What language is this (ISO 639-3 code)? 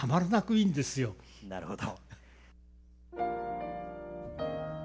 jpn